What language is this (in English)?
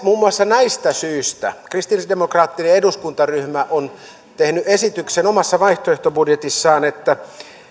Finnish